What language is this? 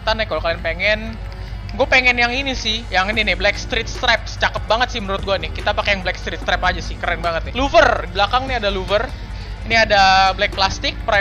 Indonesian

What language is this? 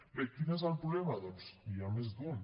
Catalan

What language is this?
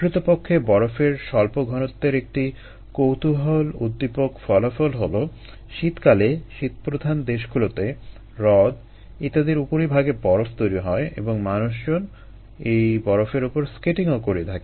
Bangla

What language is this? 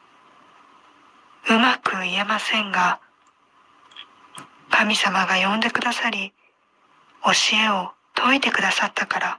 Japanese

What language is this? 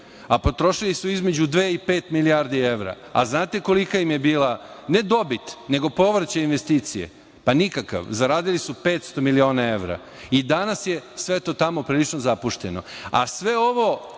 Serbian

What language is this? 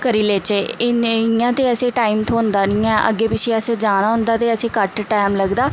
Dogri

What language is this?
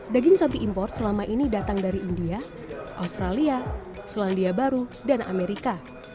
Indonesian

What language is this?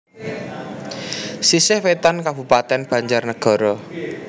Javanese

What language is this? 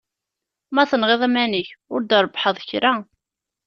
Kabyle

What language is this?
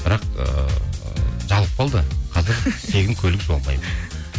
Kazakh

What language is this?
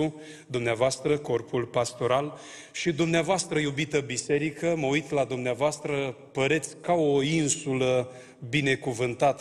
Romanian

